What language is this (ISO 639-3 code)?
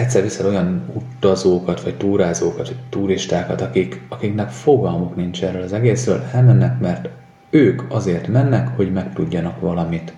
hun